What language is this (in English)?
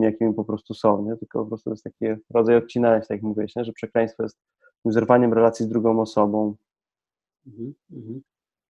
Polish